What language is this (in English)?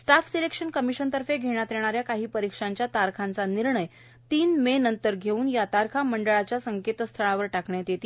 Marathi